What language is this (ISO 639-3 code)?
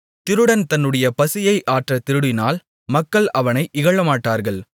tam